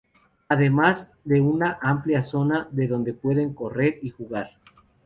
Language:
Spanish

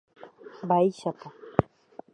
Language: Guarani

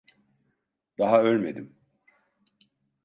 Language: Turkish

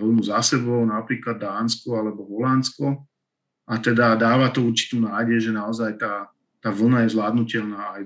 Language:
Slovak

